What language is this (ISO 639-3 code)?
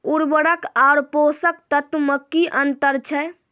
mai